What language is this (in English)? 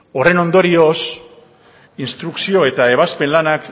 Basque